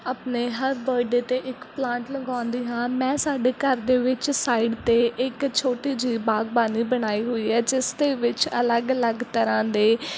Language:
Punjabi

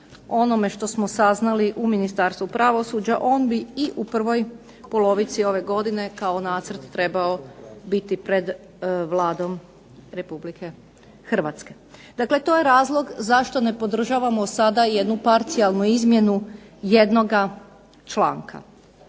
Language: Croatian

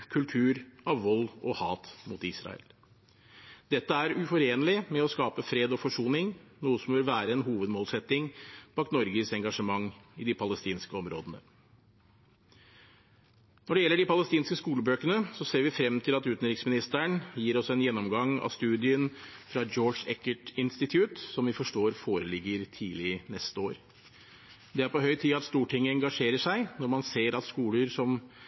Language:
Norwegian Bokmål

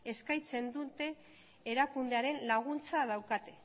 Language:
Basque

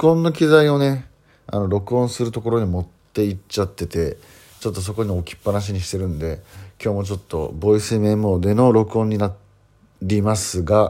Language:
Japanese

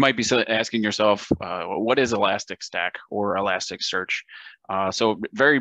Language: English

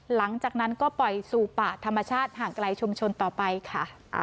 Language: Thai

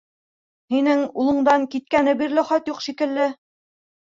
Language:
Bashkir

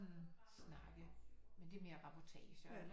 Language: Danish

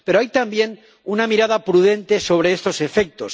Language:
Spanish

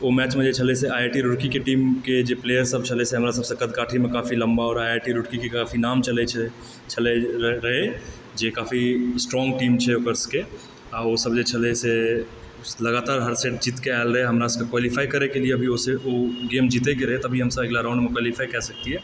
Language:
Maithili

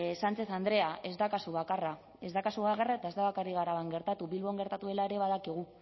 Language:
Basque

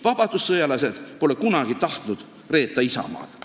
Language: Estonian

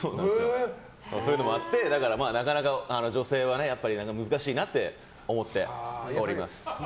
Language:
Japanese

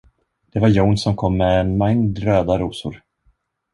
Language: Swedish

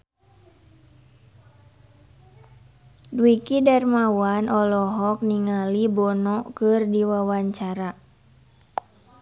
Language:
Sundanese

